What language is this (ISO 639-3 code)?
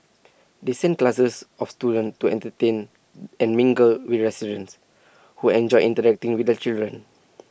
eng